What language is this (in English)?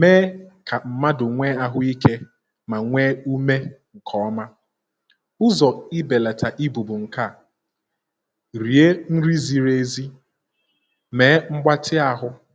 Igbo